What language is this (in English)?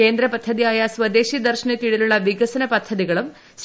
Malayalam